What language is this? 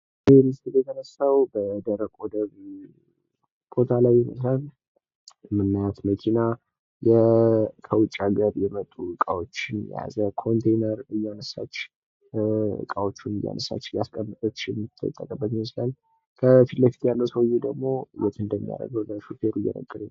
Amharic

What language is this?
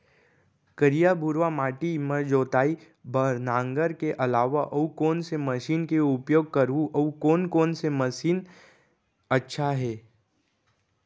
Chhattisgarhi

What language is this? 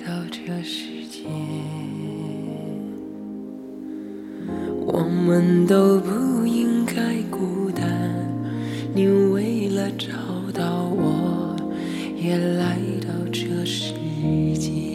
Chinese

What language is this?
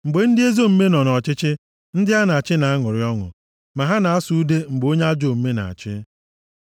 Igbo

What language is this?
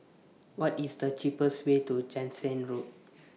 English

